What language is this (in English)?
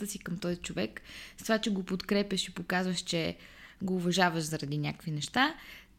Bulgarian